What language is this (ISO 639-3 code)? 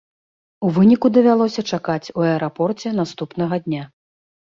bel